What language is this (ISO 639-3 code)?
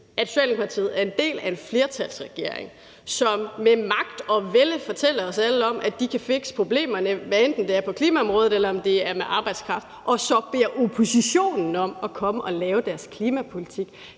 dan